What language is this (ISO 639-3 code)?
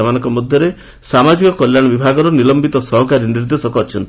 ori